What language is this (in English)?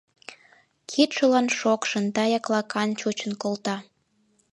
Mari